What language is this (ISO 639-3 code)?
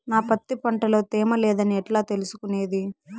tel